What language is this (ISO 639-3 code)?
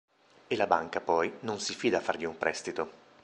ita